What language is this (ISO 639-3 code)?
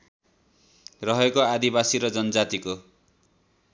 nep